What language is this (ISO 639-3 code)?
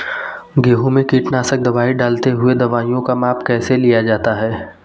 hin